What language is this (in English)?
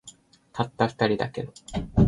Japanese